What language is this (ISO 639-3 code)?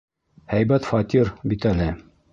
bak